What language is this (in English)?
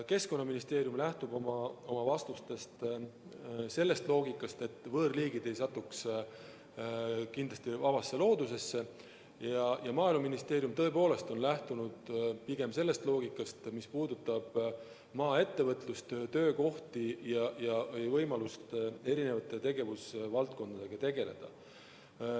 Estonian